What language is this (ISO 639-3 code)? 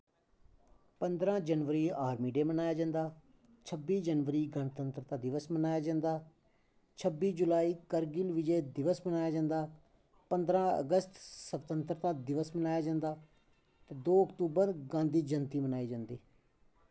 doi